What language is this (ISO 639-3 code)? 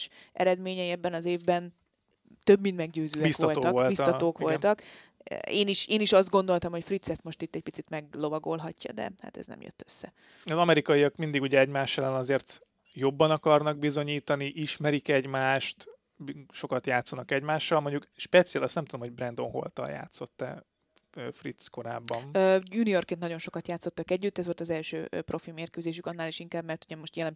hun